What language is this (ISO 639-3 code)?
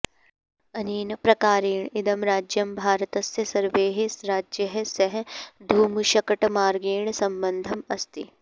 san